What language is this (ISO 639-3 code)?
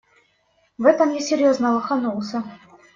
rus